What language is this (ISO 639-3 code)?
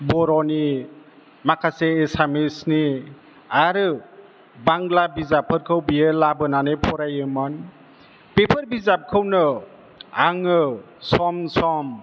brx